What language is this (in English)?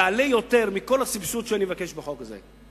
Hebrew